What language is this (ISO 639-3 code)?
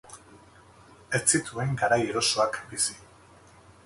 eus